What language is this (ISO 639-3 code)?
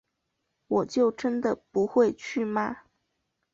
zho